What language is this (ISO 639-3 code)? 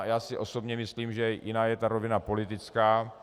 ces